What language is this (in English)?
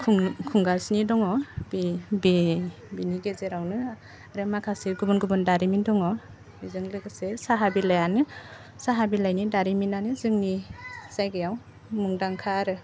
Bodo